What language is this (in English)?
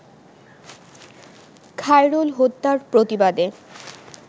Bangla